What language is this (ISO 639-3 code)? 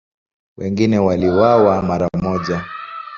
swa